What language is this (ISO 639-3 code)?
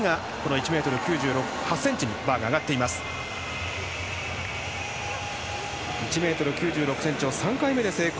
jpn